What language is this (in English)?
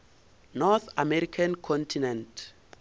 Northern Sotho